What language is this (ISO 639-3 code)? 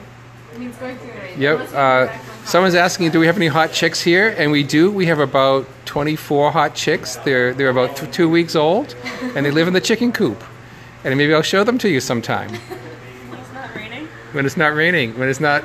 eng